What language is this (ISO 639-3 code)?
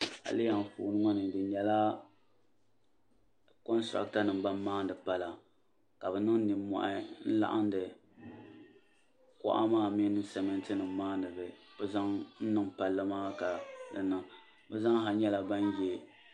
dag